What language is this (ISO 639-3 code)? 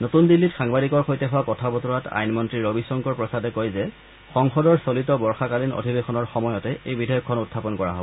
asm